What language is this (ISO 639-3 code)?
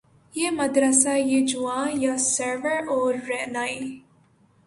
urd